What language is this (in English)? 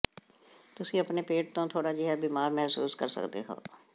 Punjabi